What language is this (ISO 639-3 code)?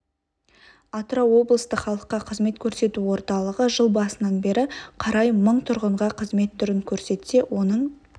kaz